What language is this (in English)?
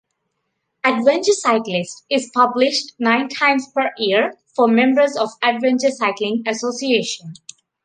English